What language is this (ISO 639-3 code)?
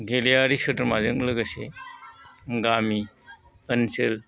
brx